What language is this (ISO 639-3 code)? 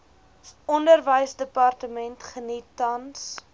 afr